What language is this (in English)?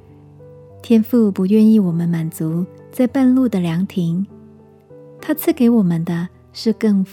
Chinese